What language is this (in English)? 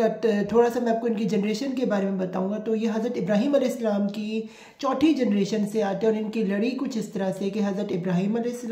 Hindi